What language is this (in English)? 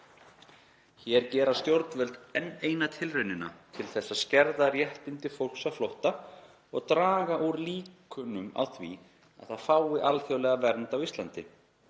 Icelandic